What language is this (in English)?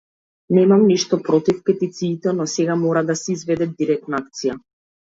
Macedonian